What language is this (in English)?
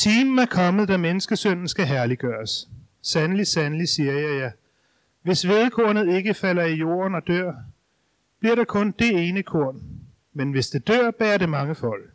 Danish